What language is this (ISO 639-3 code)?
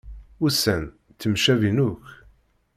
kab